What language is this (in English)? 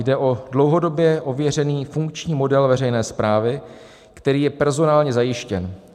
Czech